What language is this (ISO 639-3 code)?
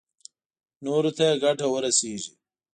pus